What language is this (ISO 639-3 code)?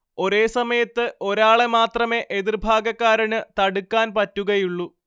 mal